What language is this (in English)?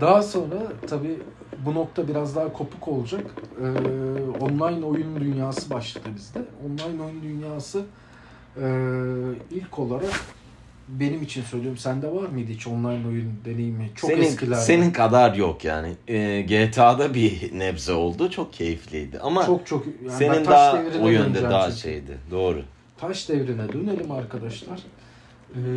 Turkish